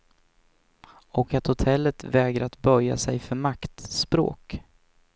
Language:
Swedish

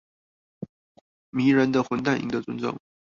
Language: Chinese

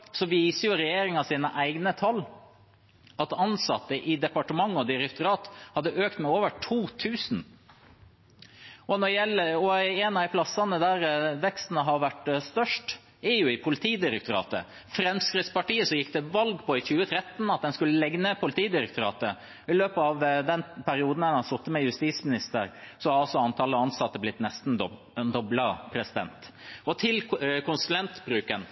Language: Norwegian Bokmål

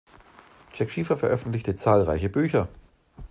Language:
German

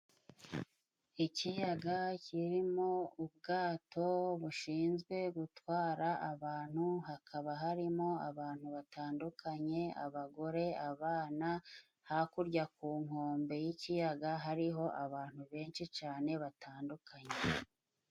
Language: Kinyarwanda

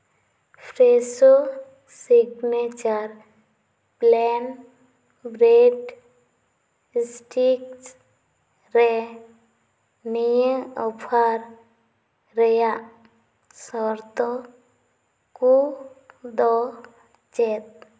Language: Santali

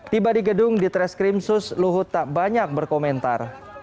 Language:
Indonesian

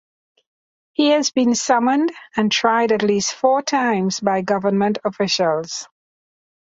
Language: English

